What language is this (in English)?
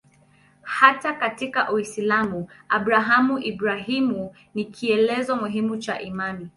Swahili